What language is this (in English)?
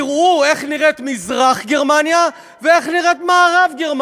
Hebrew